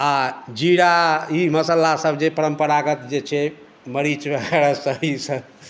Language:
Maithili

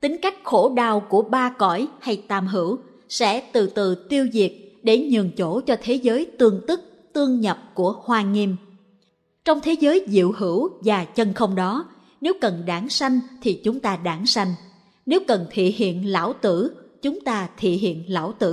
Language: Vietnamese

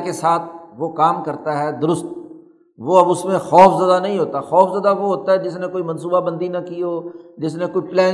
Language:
Urdu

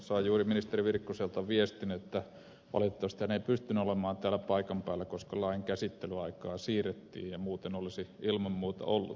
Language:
Finnish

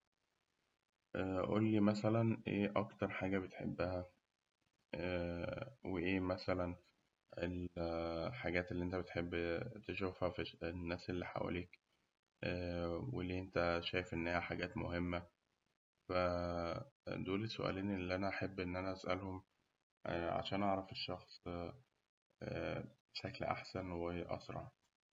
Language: Egyptian Arabic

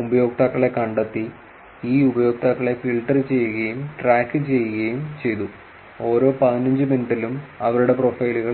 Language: Malayalam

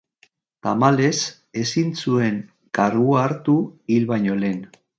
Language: Basque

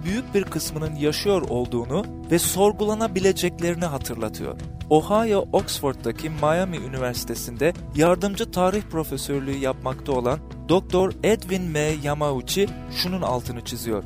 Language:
Turkish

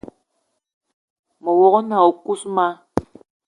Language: Eton (Cameroon)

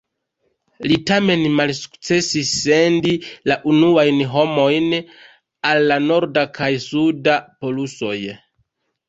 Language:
Esperanto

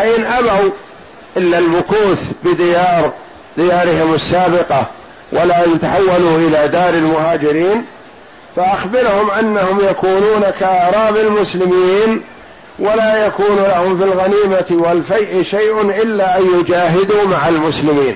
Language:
Arabic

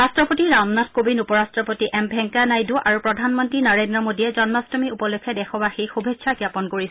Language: Assamese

